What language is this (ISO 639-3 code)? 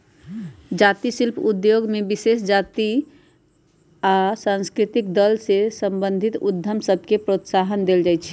mag